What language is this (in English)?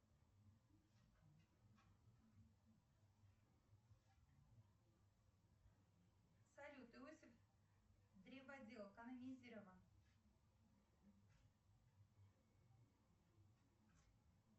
Russian